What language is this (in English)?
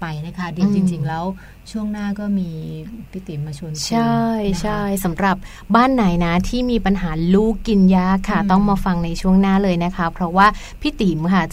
Thai